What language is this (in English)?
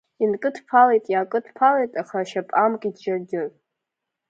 Abkhazian